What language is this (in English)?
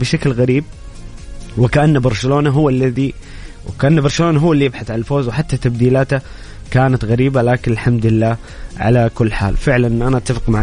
Arabic